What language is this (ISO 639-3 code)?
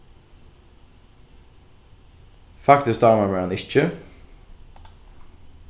fao